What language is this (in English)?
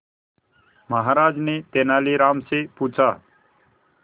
Hindi